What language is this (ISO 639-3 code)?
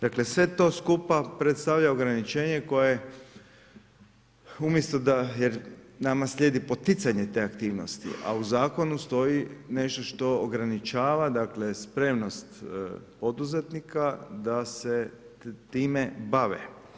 hrv